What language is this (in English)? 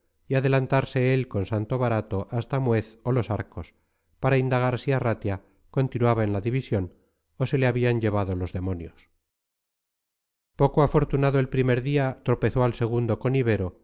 Spanish